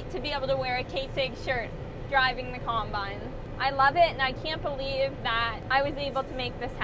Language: English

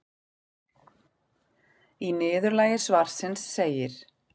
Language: Icelandic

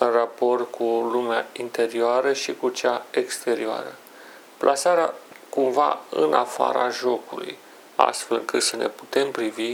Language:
Romanian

